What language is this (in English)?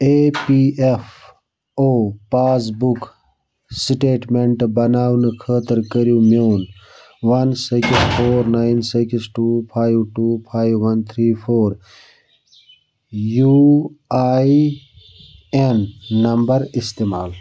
Kashmiri